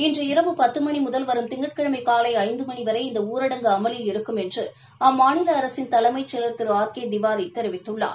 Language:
Tamil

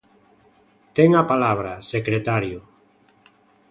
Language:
Galician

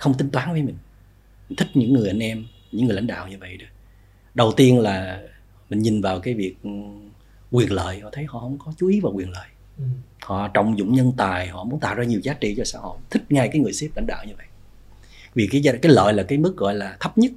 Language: Vietnamese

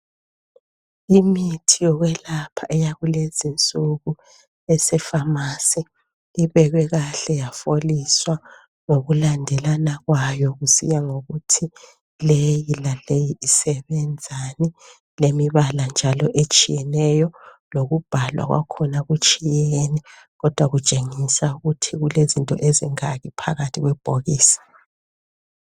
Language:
North Ndebele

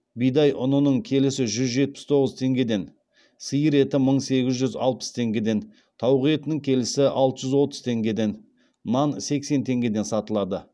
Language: Kazakh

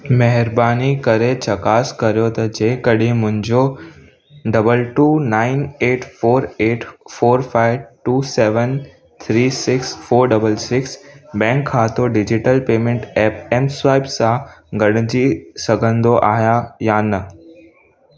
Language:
Sindhi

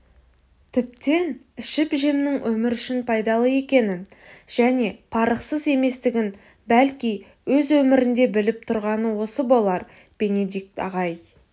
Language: Kazakh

